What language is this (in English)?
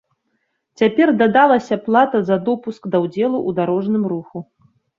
Belarusian